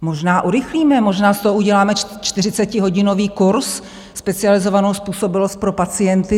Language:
Czech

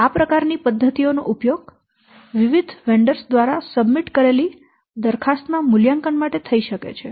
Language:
Gujarati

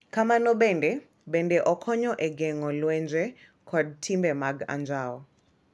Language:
Luo (Kenya and Tanzania)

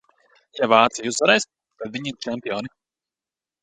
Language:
Latvian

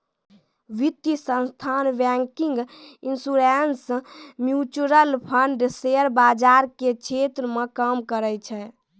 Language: Maithili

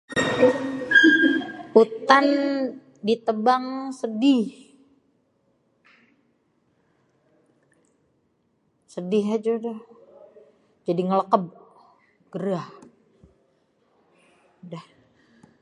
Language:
Betawi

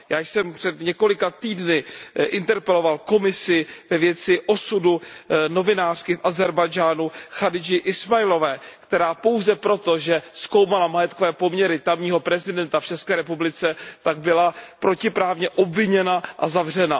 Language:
Czech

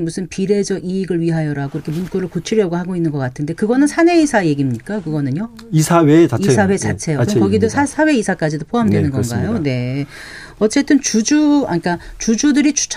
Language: Korean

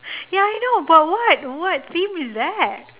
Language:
English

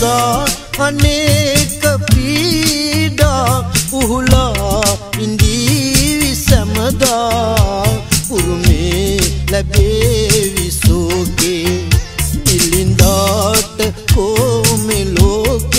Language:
Vietnamese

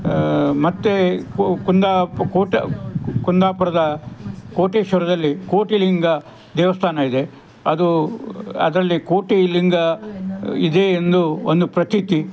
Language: Kannada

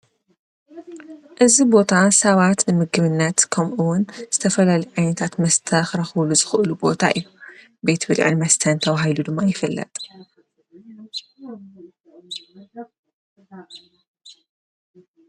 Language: Tigrinya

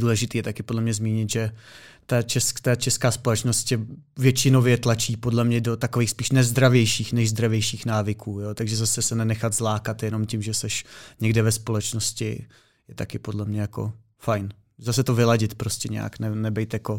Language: Czech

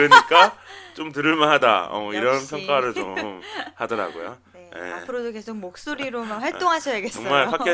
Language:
Korean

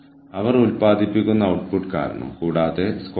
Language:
Malayalam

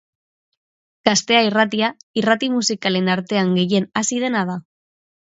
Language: Basque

